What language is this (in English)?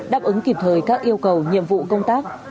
Vietnamese